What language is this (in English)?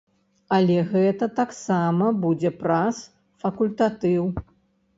Belarusian